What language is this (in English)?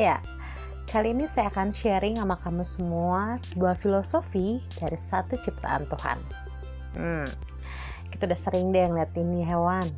Indonesian